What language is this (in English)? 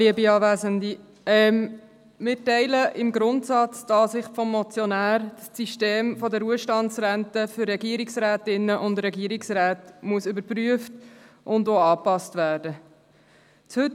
Swiss German